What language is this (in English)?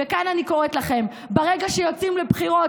Hebrew